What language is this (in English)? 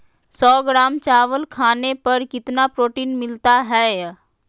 Magahi